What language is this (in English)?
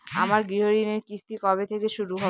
Bangla